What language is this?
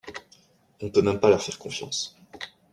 French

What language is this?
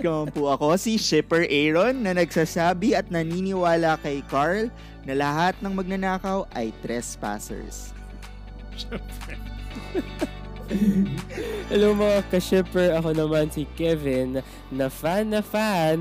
Filipino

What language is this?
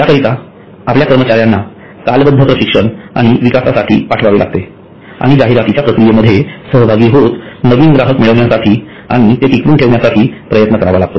Marathi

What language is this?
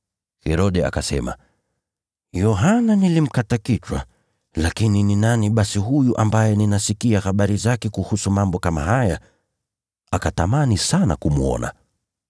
Swahili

